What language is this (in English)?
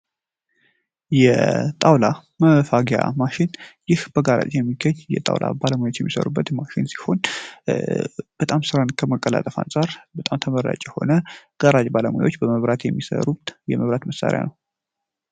Amharic